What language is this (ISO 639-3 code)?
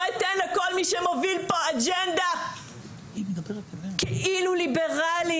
heb